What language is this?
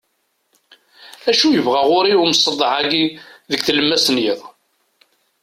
Kabyle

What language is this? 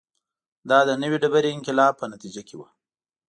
Pashto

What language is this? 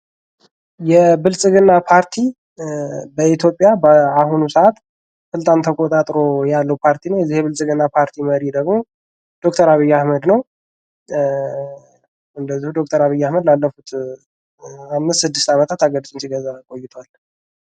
Amharic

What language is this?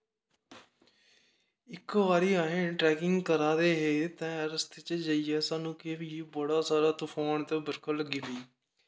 Dogri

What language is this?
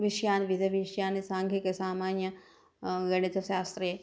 Sanskrit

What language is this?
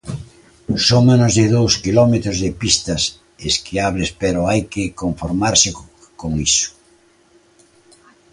Galician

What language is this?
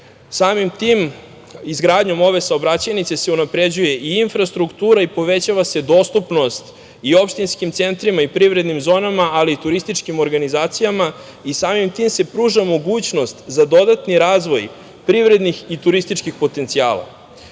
Serbian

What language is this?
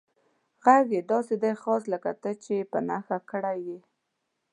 Pashto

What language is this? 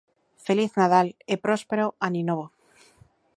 Galician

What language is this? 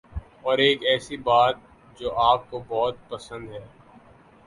Urdu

